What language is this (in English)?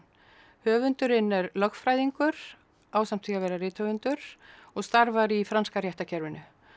Icelandic